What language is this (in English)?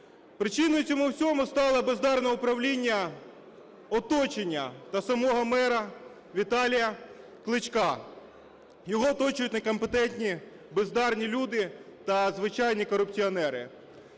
Ukrainian